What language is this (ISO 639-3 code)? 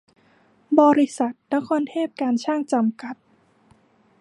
tha